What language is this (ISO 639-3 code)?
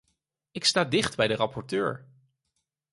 nld